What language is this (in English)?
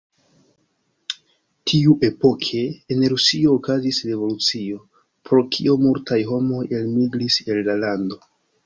Esperanto